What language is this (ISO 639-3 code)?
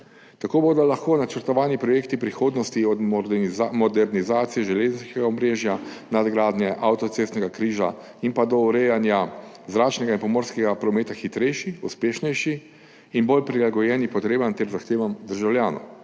slv